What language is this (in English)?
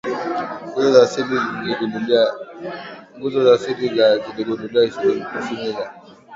Swahili